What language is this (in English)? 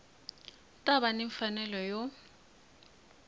Tsonga